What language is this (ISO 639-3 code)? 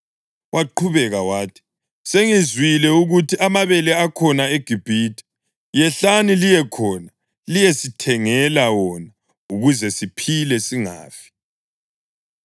nde